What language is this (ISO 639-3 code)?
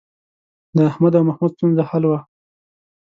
pus